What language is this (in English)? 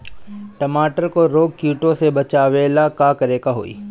Bhojpuri